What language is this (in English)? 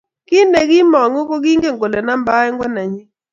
Kalenjin